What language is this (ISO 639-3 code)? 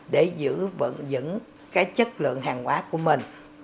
vie